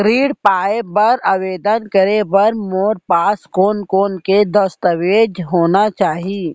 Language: Chhattisgarhi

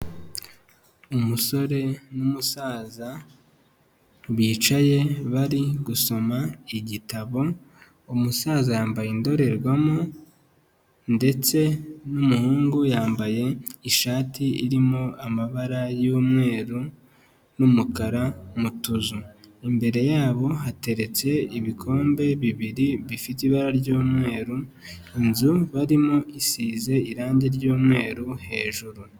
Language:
Kinyarwanda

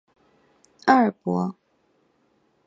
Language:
Chinese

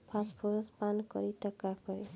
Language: Bhojpuri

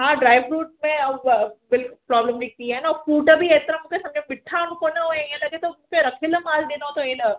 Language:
Sindhi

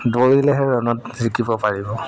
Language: Assamese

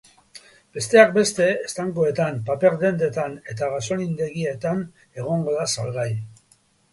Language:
Basque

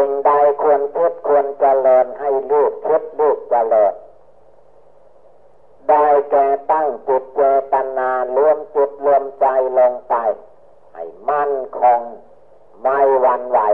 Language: Thai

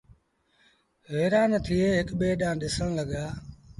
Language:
Sindhi Bhil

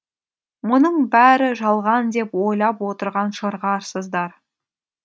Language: Kazakh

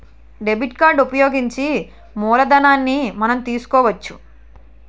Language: Telugu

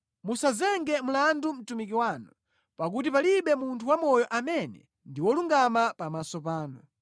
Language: Nyanja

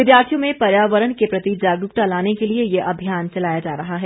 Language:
Hindi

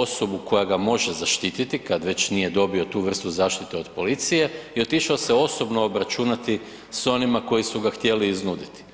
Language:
Croatian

